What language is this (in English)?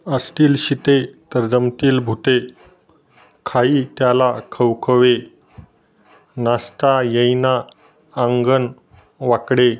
Marathi